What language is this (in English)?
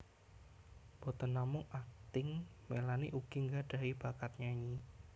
Javanese